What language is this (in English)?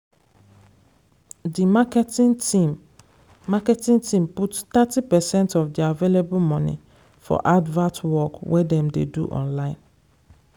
Nigerian Pidgin